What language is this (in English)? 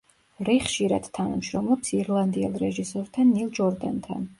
Georgian